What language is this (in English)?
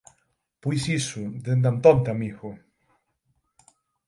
Galician